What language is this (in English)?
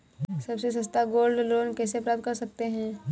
Hindi